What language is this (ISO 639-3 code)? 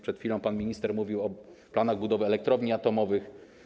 pol